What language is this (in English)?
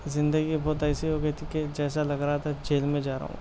Urdu